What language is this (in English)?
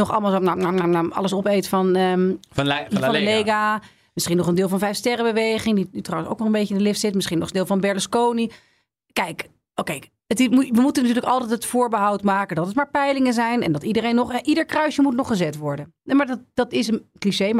Dutch